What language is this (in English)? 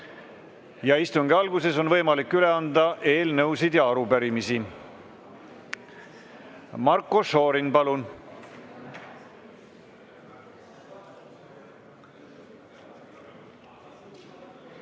Estonian